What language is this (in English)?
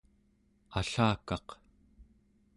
Central Yupik